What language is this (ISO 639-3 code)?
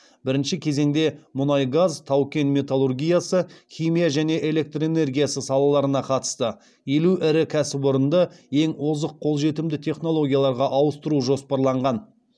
kaz